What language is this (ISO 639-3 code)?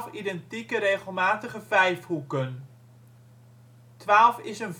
nld